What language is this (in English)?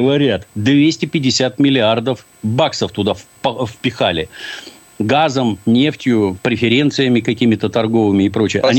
Russian